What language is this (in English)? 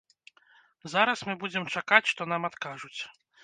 Belarusian